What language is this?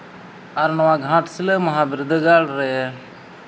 Santali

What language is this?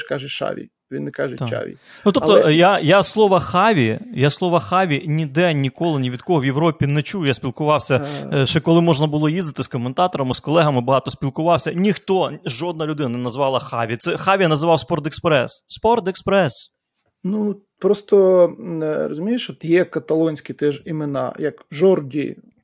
Ukrainian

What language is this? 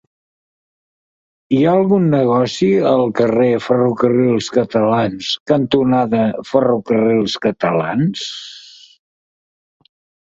Catalan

